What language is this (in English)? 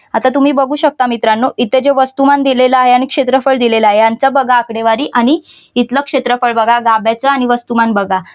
Marathi